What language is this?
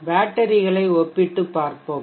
Tamil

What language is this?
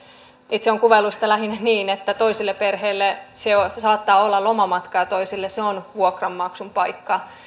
Finnish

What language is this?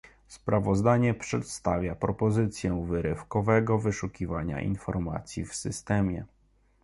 Polish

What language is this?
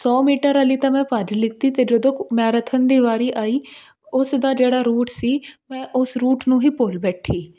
Punjabi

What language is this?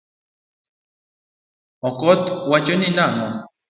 Luo (Kenya and Tanzania)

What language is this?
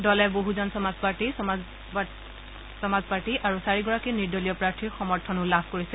Assamese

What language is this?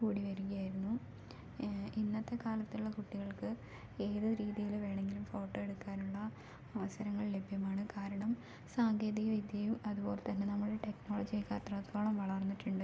Malayalam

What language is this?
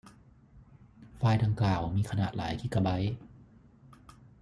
Thai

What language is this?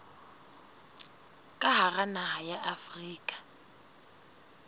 Southern Sotho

